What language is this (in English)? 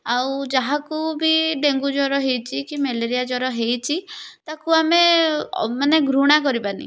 Odia